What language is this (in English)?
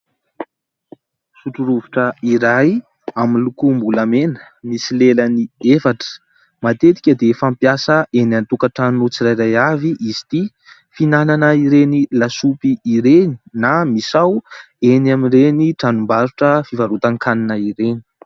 Malagasy